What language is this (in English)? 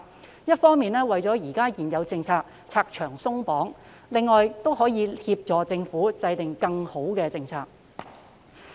Cantonese